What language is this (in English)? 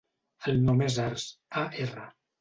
Catalan